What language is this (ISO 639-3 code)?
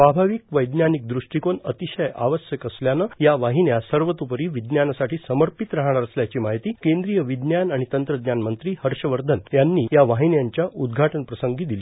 mar